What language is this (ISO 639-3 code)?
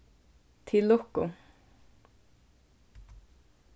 fao